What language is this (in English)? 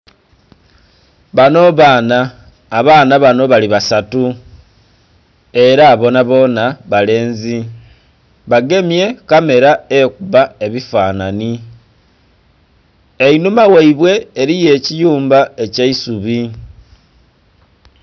Soga